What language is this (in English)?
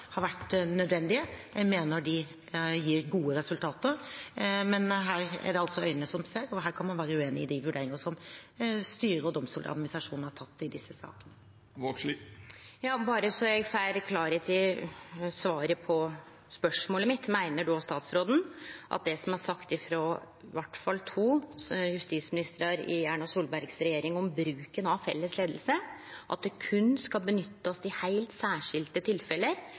Norwegian